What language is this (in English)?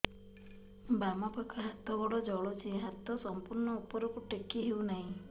Odia